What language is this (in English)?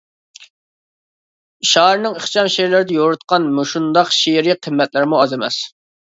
Uyghur